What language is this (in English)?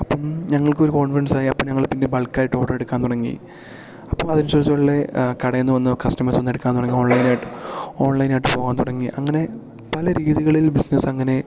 Malayalam